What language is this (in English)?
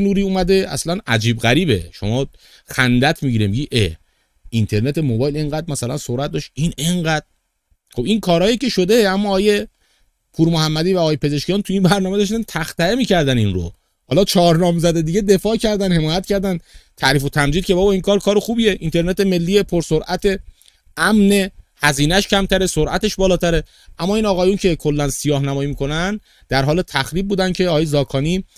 Persian